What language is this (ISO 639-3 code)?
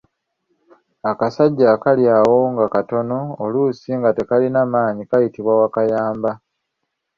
lug